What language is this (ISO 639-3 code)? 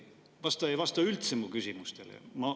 est